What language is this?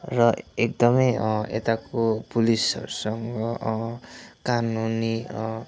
Nepali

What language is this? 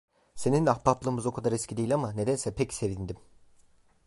Turkish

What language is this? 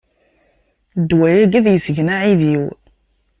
Kabyle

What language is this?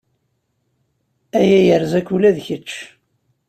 Kabyle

